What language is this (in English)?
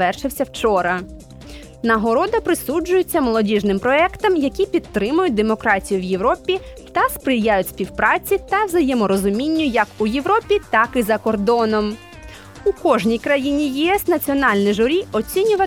Ukrainian